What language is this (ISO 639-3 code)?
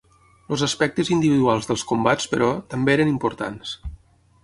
cat